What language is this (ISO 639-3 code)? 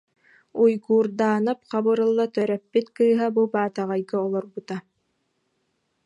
sah